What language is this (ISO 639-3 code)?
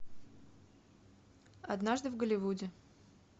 rus